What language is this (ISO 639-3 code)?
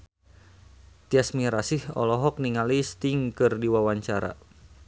sun